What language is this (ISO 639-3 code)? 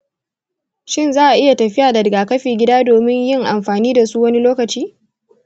hau